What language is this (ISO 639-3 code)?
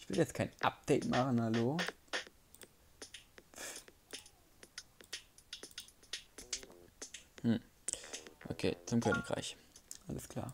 deu